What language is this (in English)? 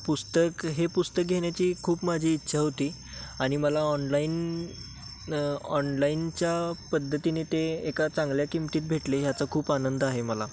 Marathi